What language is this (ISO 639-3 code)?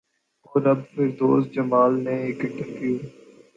urd